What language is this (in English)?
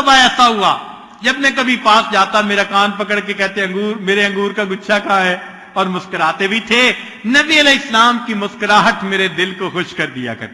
Urdu